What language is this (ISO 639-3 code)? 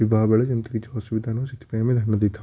ori